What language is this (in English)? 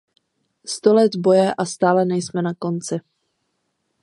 Czech